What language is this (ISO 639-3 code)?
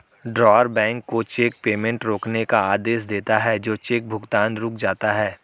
hin